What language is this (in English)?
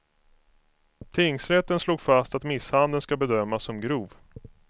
Swedish